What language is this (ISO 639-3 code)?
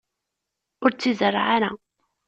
kab